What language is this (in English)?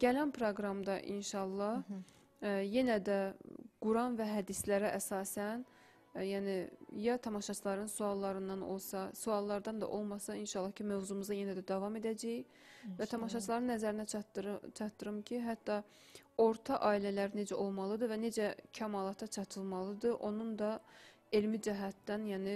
Turkish